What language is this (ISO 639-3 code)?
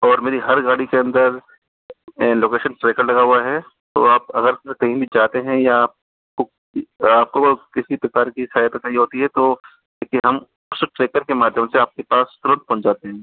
hin